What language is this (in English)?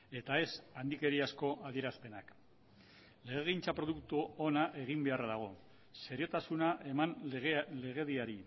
Basque